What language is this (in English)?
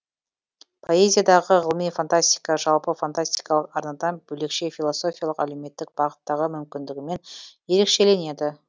Kazakh